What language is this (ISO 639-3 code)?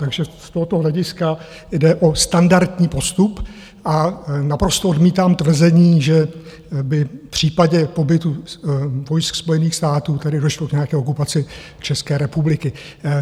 ces